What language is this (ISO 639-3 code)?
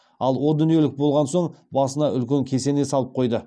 kaz